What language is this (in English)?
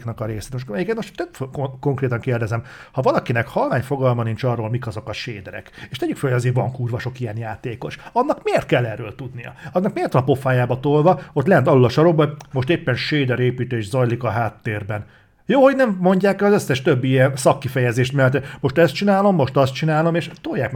Hungarian